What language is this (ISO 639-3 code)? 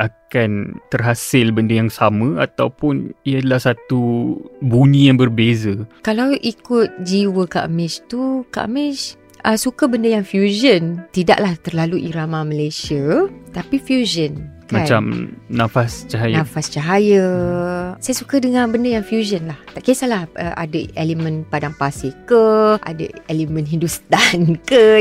msa